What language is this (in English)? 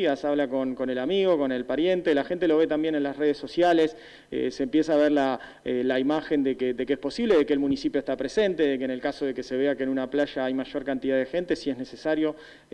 Spanish